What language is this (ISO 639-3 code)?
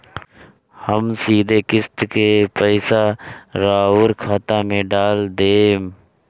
bho